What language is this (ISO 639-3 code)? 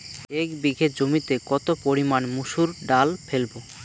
ben